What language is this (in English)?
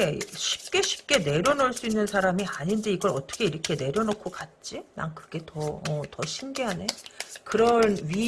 Korean